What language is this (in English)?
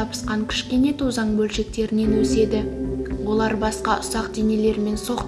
Kazakh